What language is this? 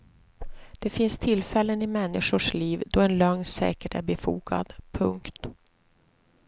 Swedish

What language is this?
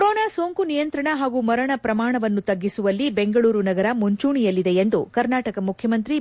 Kannada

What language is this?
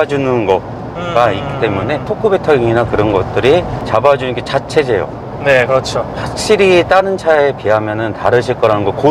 Korean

